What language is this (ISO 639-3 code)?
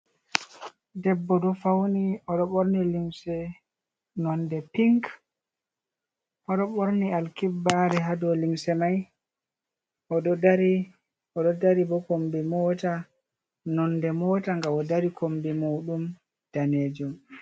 ful